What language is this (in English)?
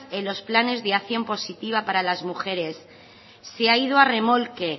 Spanish